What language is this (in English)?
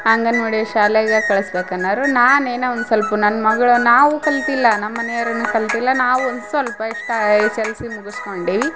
Kannada